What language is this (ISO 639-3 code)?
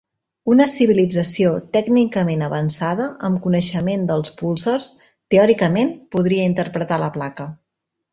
cat